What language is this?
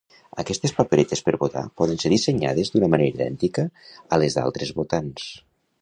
Catalan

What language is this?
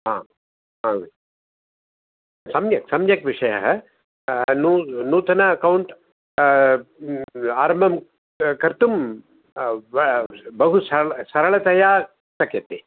Sanskrit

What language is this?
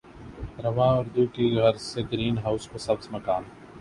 Urdu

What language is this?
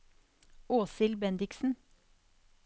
Norwegian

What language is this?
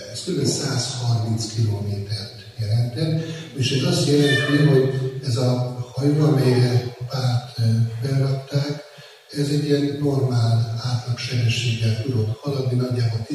Hungarian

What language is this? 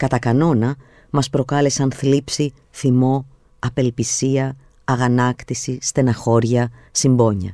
Greek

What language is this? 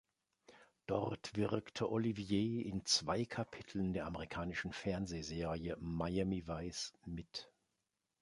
German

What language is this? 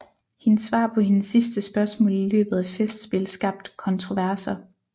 Danish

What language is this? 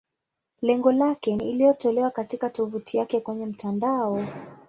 Swahili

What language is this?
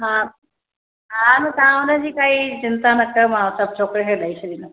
Sindhi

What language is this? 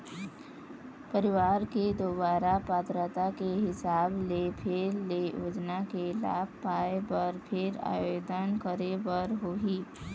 Chhattisgarhi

